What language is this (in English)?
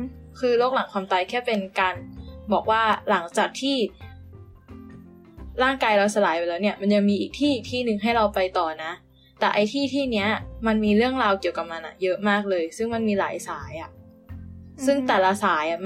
Thai